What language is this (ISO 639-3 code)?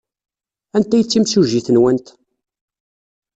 kab